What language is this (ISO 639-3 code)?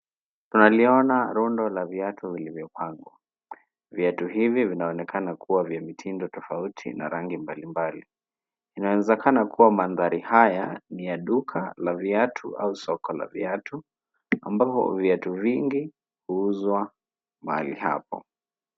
swa